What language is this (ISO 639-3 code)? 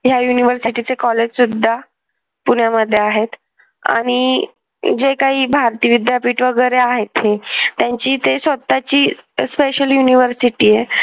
mar